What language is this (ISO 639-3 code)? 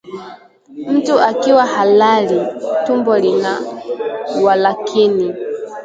swa